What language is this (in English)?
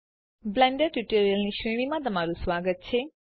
Gujarati